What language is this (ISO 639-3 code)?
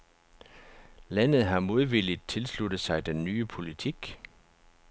dan